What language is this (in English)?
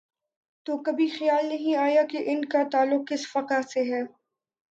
Urdu